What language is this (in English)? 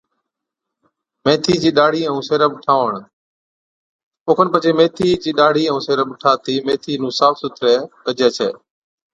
Od